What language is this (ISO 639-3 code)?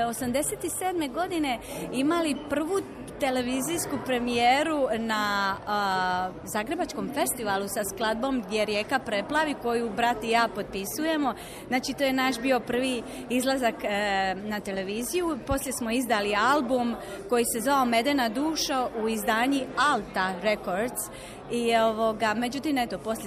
hrv